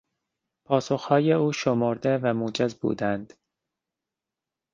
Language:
Persian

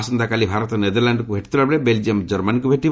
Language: Odia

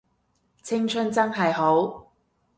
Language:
Cantonese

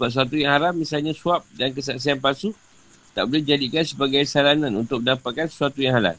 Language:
Malay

